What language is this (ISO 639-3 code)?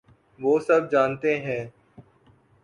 urd